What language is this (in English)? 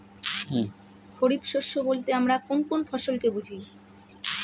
Bangla